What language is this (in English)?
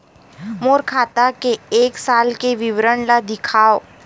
Chhattisgarhi